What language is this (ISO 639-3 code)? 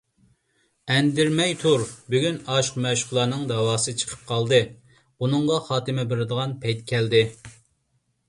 uig